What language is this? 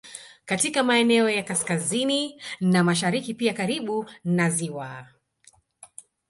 Swahili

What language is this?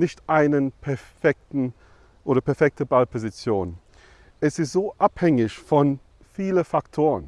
German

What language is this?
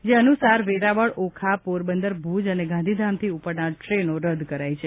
Gujarati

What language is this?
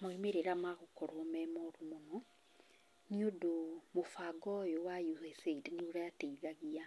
Kikuyu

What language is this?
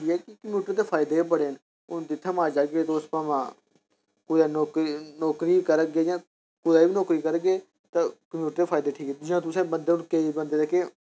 Dogri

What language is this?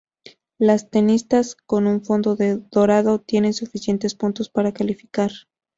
Spanish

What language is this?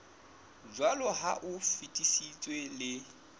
Southern Sotho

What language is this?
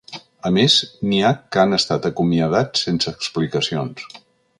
Catalan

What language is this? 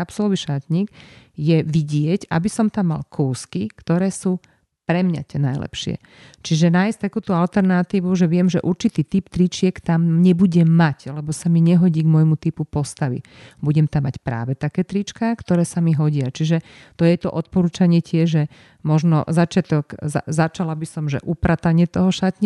Slovak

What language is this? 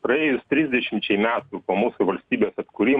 Lithuanian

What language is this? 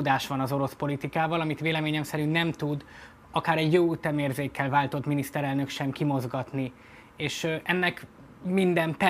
Hungarian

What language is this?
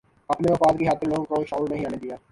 Urdu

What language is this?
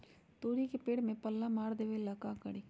Magahi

